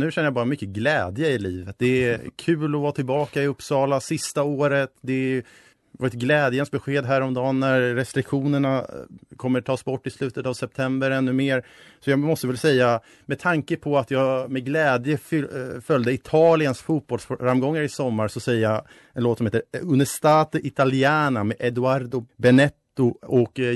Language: Swedish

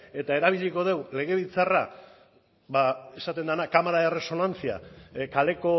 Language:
Basque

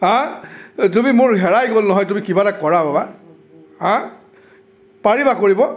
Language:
Assamese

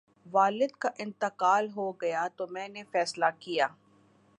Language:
Urdu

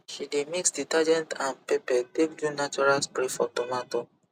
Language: Nigerian Pidgin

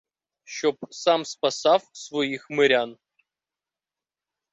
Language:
Ukrainian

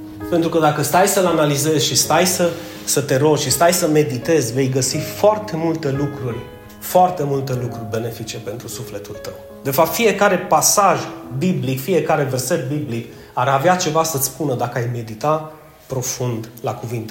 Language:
Romanian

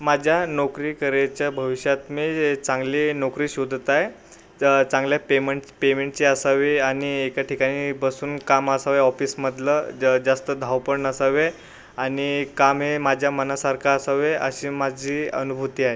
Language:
Marathi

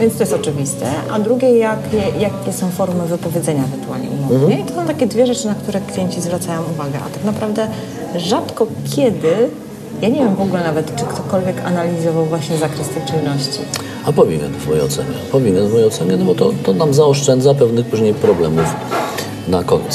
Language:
Polish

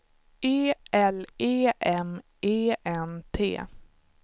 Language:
Swedish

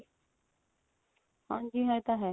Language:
Punjabi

